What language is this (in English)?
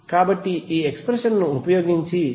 Telugu